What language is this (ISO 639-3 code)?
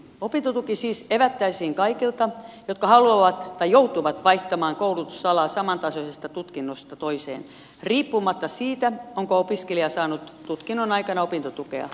fin